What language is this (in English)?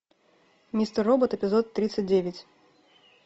Russian